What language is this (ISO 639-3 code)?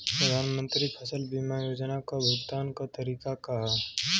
bho